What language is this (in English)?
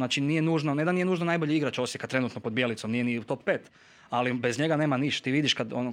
Croatian